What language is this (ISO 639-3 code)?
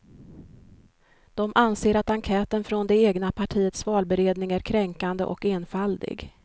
swe